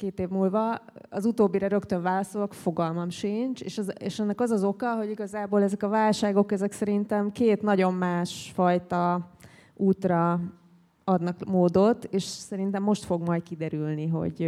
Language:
Hungarian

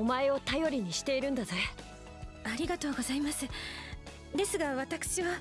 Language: Japanese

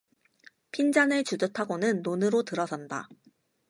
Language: Korean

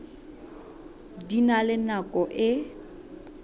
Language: Southern Sotho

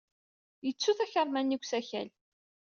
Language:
Kabyle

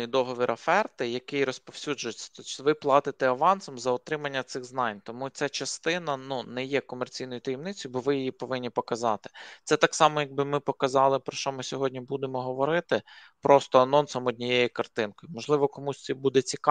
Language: Ukrainian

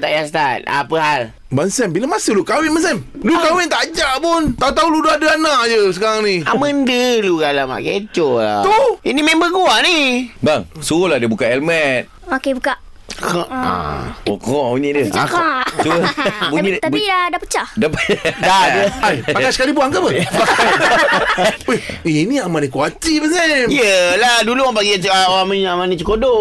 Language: Malay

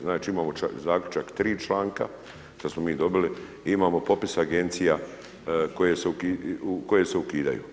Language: Croatian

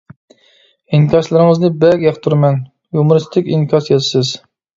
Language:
Uyghur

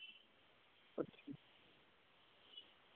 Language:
Dogri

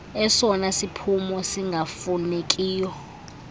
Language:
Xhosa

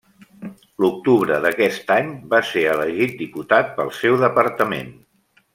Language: Catalan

